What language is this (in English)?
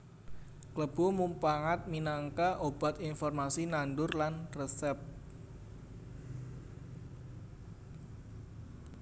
Javanese